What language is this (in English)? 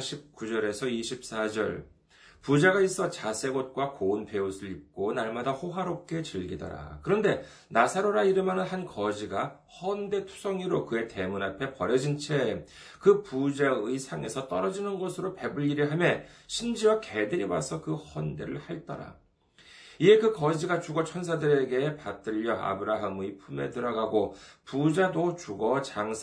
Korean